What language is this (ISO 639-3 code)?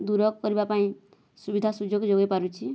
ori